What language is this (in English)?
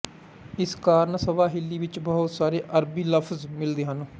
Punjabi